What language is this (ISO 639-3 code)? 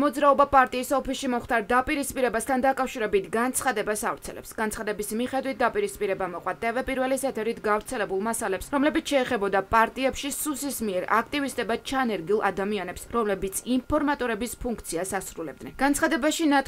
ron